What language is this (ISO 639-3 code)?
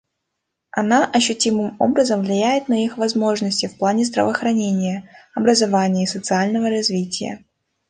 rus